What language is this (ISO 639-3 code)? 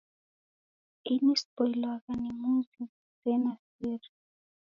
dav